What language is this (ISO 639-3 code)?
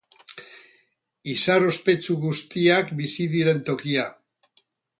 eus